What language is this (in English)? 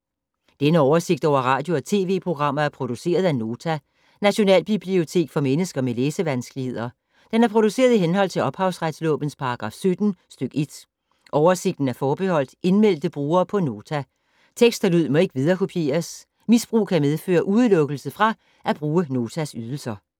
Danish